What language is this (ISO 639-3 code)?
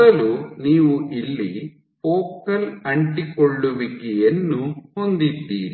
kan